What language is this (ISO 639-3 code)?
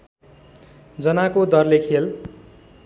nep